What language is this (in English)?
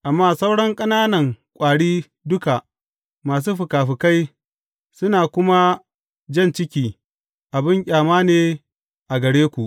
Hausa